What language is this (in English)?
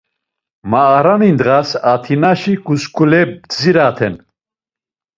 Laz